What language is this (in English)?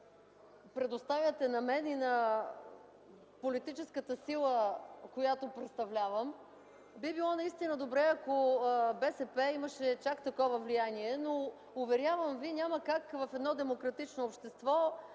Bulgarian